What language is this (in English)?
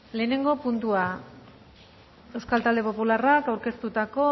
Basque